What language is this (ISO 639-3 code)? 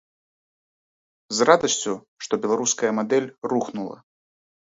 bel